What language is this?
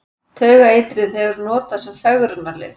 Icelandic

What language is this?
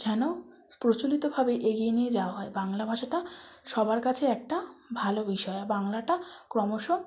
Bangla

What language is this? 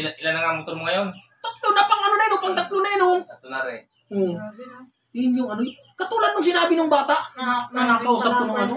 Filipino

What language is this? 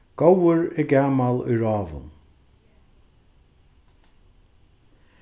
Faroese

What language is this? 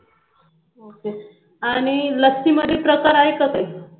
Marathi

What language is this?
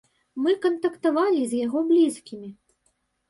Belarusian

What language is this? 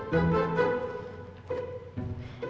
Indonesian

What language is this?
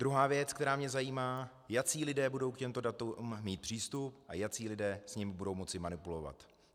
Czech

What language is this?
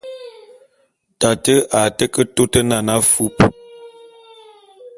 Bulu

